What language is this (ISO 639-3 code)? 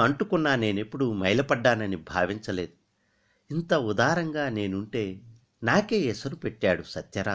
tel